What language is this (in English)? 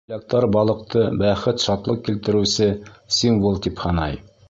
Bashkir